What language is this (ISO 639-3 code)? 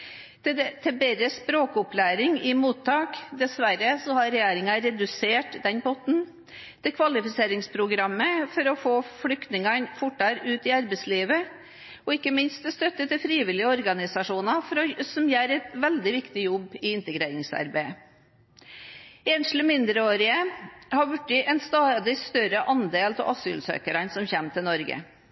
nob